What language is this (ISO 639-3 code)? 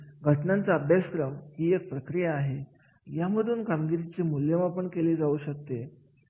mar